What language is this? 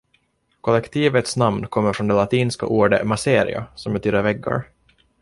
Swedish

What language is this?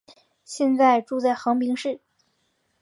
Chinese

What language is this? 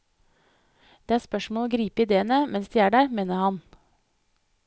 Norwegian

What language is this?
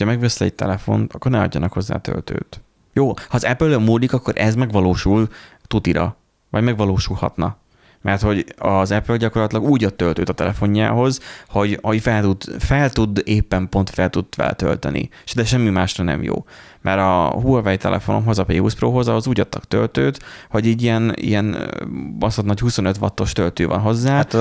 Hungarian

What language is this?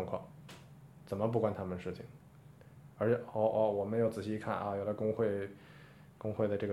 Chinese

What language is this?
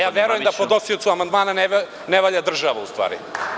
Serbian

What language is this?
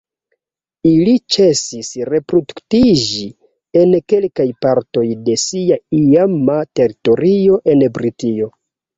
Esperanto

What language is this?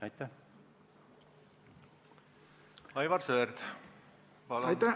Estonian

